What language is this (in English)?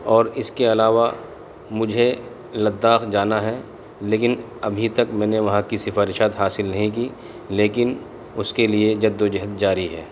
Urdu